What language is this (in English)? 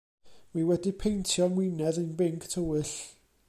Welsh